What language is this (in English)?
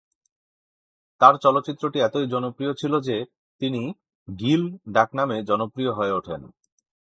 Bangla